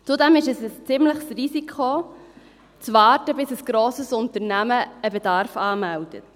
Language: Swiss German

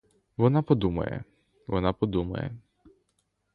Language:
Ukrainian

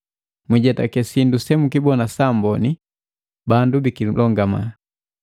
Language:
Matengo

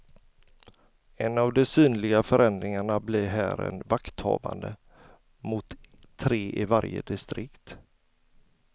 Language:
Swedish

